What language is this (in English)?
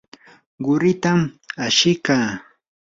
Yanahuanca Pasco Quechua